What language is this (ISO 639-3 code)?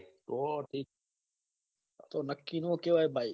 guj